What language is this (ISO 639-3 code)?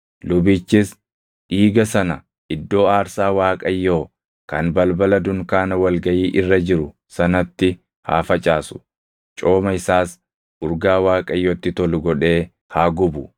orm